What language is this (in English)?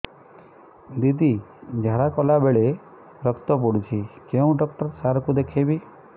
Odia